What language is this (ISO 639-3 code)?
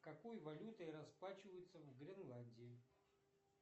rus